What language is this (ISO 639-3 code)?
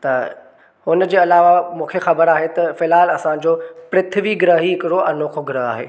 snd